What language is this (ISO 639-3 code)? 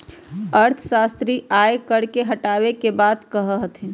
mag